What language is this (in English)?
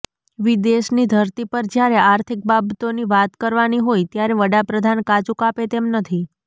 Gujarati